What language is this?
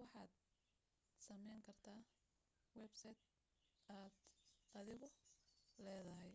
Somali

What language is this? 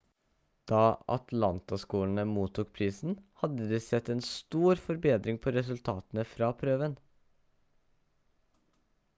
Norwegian Bokmål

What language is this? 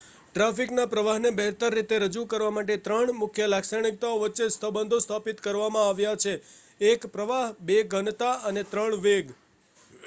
Gujarati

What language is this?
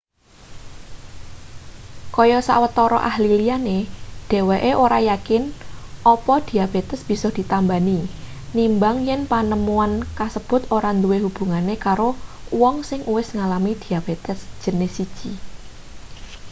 Javanese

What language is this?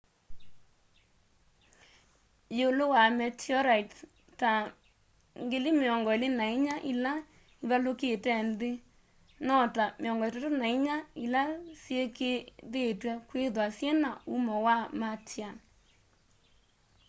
Kamba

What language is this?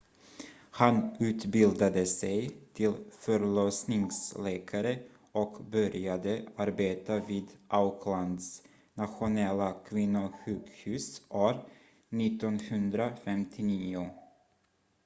Swedish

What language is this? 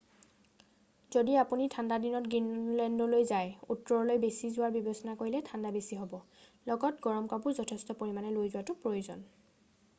Assamese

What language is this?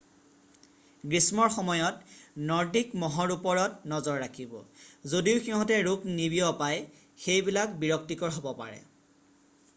Assamese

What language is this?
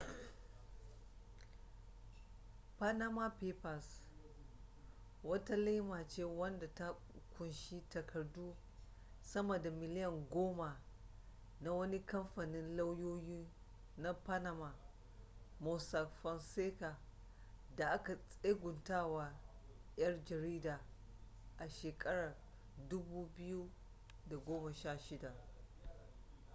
Hausa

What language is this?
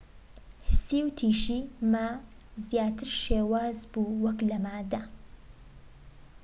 Central Kurdish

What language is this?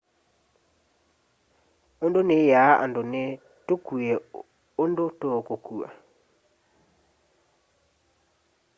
Kamba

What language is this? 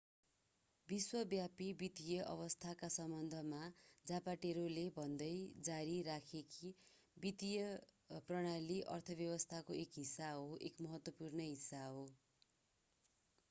Nepali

